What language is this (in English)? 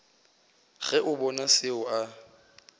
Northern Sotho